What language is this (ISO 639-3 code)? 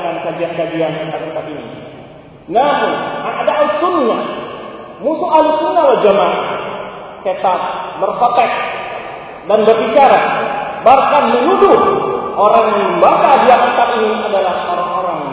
msa